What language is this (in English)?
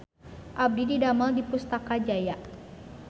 Sundanese